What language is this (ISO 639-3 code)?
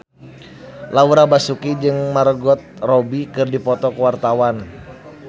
sun